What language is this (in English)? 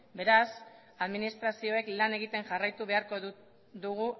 Basque